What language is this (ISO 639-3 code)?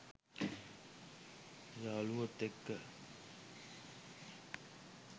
sin